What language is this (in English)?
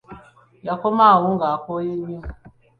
Ganda